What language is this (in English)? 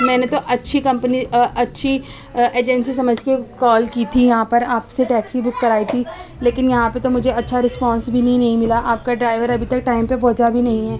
Urdu